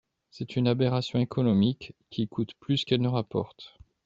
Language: French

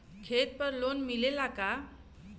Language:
Bhojpuri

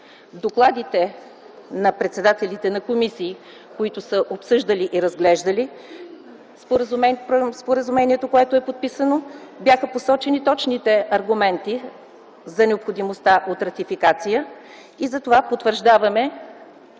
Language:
Bulgarian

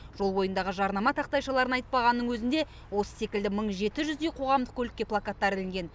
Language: Kazakh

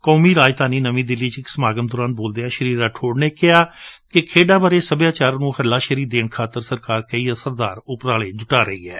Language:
Punjabi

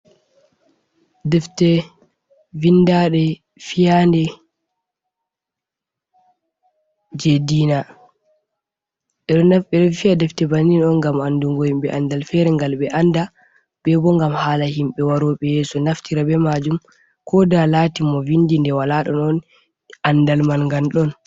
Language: Fula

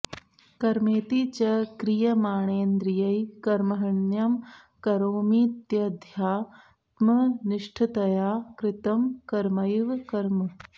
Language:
Sanskrit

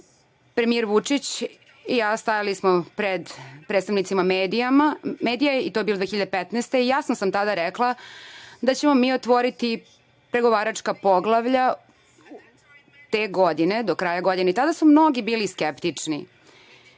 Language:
Serbian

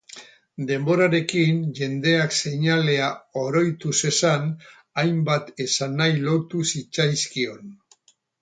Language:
Basque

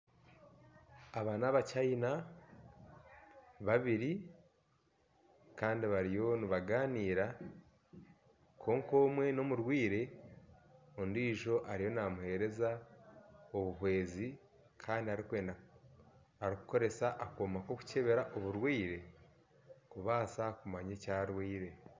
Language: Nyankole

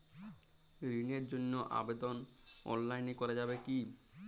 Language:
Bangla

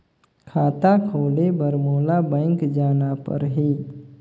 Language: Chhattisgarhi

